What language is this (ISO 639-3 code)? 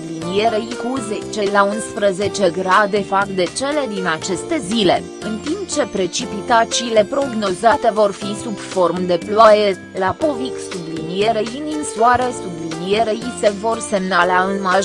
ron